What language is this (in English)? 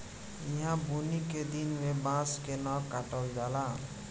Bhojpuri